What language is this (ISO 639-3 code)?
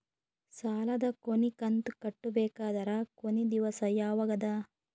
kan